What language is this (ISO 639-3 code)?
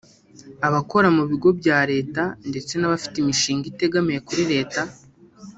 kin